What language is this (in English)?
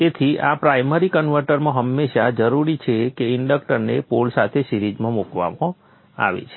Gujarati